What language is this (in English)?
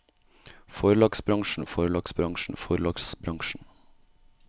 Norwegian